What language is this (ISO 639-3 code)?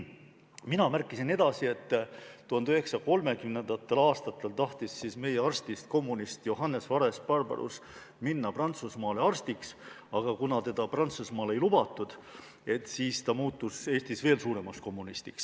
est